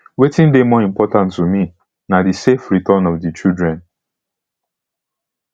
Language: Nigerian Pidgin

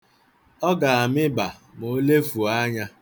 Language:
Igbo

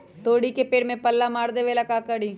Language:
Magahi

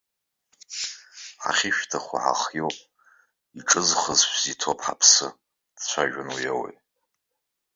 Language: Abkhazian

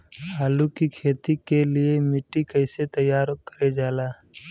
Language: Bhojpuri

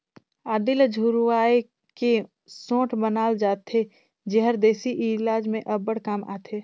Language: Chhattisgarhi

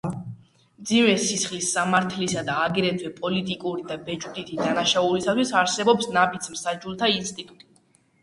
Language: Georgian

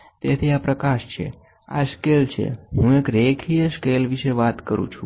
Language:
Gujarati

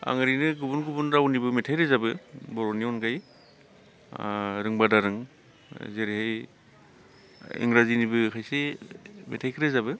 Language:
Bodo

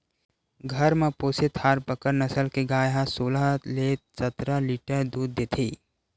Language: Chhattisgarhi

